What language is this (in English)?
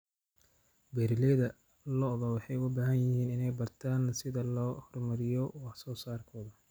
Somali